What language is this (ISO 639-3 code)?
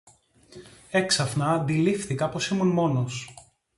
ell